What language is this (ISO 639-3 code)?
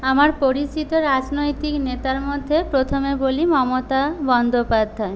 ben